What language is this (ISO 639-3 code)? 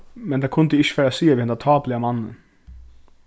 fao